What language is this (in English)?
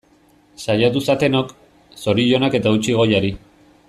Basque